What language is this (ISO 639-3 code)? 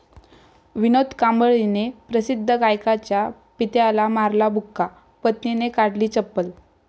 mar